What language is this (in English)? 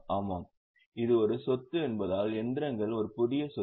Tamil